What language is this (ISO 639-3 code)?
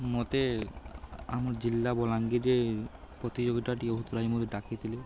ori